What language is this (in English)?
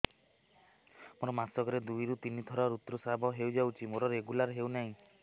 Odia